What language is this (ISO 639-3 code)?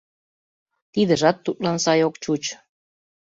chm